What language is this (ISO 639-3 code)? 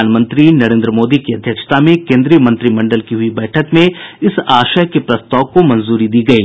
hin